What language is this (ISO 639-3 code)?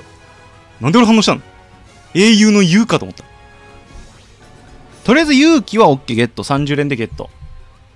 jpn